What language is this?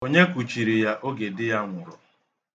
Igbo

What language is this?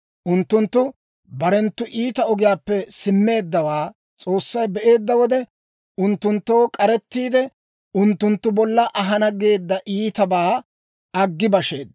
Dawro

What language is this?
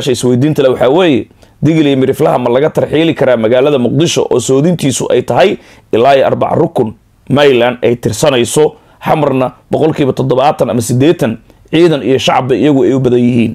Arabic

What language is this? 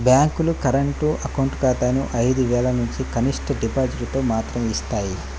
Telugu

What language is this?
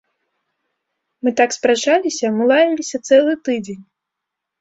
Belarusian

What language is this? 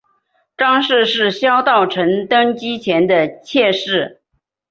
Chinese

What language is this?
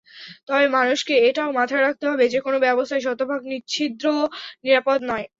Bangla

